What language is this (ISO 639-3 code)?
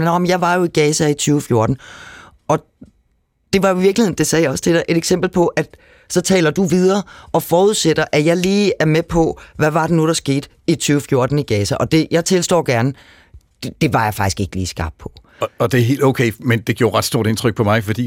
dan